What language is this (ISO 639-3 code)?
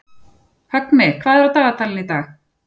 isl